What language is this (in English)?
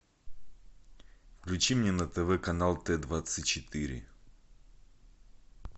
Russian